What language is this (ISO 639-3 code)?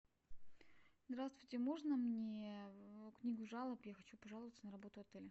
rus